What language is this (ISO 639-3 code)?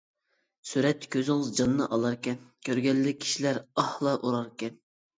uig